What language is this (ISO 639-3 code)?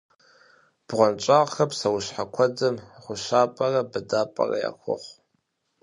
kbd